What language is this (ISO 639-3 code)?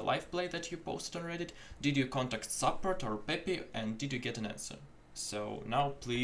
eng